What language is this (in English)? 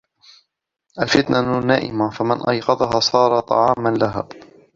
Arabic